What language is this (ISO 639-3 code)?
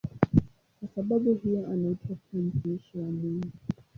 swa